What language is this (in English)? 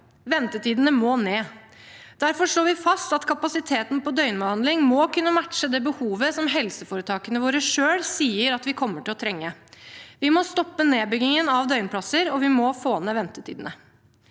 Norwegian